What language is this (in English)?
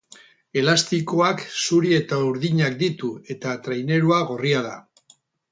Basque